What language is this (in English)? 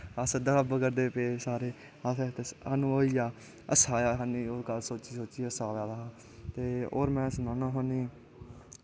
Dogri